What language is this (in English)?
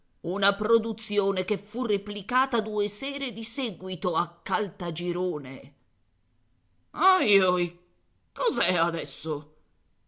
Italian